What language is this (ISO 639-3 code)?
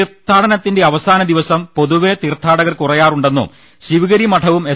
mal